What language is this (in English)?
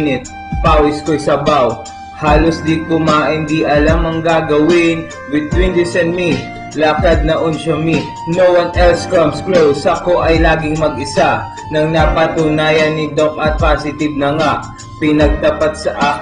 Filipino